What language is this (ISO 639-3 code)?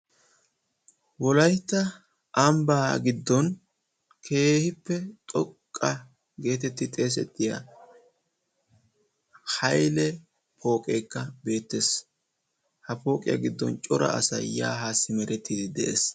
wal